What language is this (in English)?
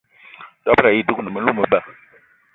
Eton (Cameroon)